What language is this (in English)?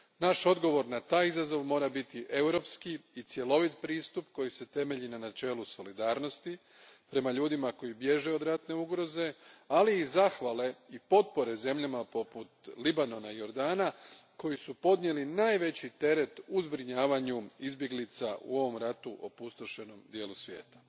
Croatian